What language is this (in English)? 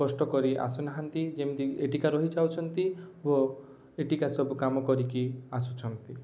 Odia